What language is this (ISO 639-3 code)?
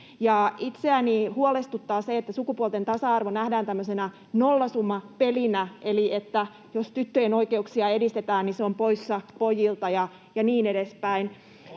fin